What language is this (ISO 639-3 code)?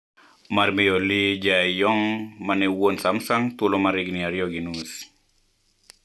luo